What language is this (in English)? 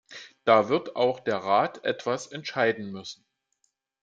German